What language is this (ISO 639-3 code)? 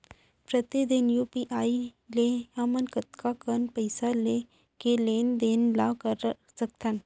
hne